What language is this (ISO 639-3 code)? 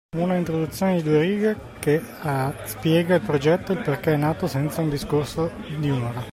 ita